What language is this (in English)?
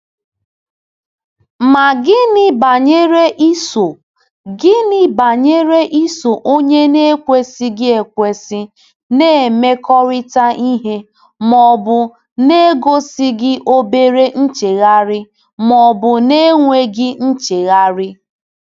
Igbo